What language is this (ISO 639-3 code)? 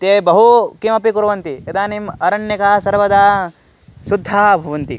san